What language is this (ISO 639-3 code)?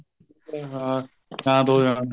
pan